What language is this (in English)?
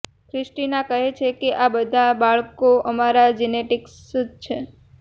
Gujarati